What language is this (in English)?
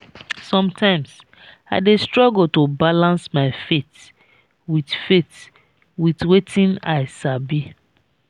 Nigerian Pidgin